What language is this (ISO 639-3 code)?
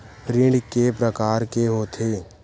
hne